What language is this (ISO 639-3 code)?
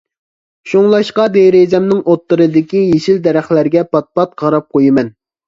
uig